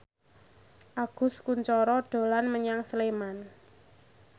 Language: Javanese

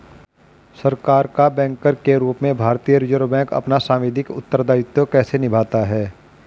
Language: Hindi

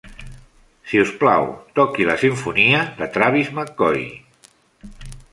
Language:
Catalan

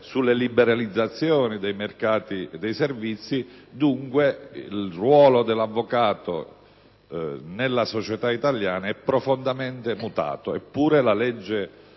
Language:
Italian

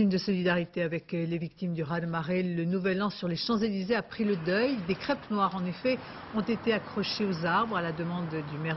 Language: French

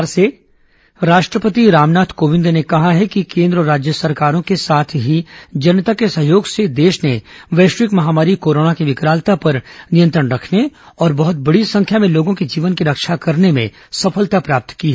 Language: Hindi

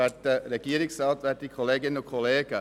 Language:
Swiss German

